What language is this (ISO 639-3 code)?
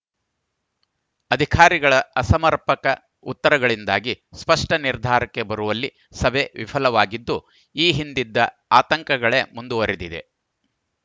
kan